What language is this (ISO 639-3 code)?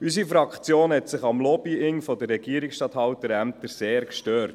gsw